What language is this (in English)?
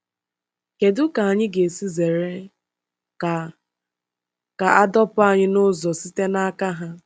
Igbo